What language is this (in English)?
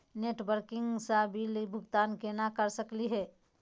Magahi